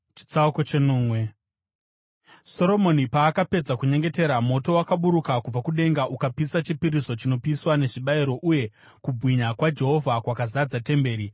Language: Shona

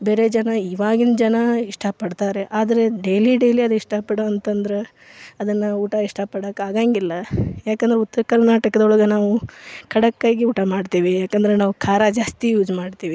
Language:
Kannada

